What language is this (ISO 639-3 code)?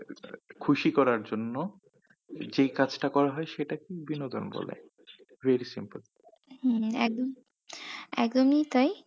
ben